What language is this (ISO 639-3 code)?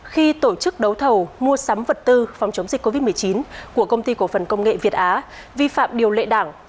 vie